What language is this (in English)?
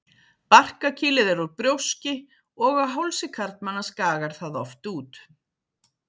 Icelandic